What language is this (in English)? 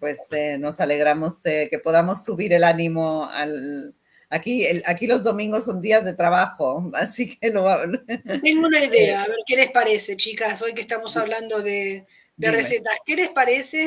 Spanish